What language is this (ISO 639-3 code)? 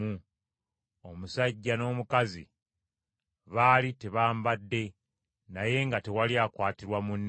lug